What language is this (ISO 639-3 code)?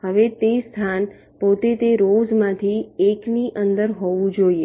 guj